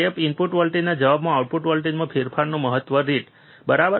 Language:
Gujarati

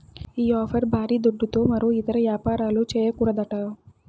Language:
Telugu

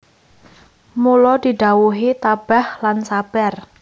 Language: Javanese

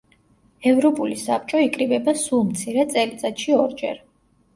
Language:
Georgian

